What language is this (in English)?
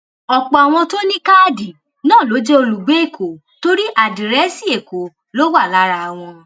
Yoruba